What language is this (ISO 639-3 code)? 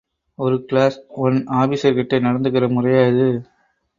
tam